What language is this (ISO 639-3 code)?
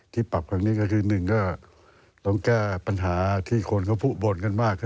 tha